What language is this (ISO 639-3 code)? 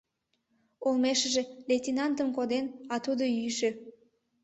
chm